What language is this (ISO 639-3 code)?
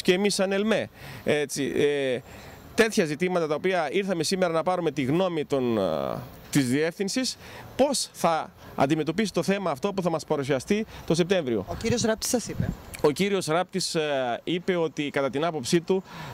ell